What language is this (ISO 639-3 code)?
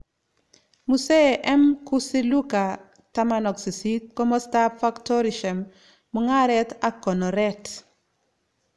kln